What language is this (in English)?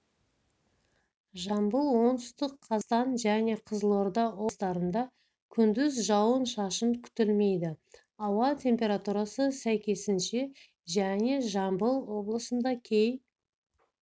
Kazakh